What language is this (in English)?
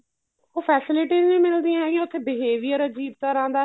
Punjabi